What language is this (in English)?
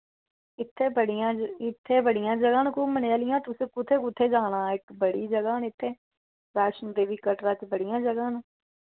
Dogri